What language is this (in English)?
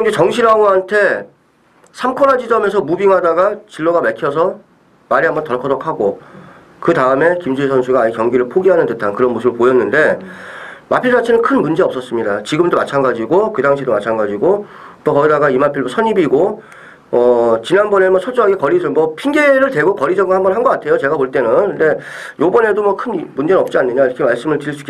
Korean